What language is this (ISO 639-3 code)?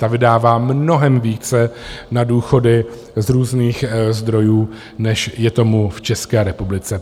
ces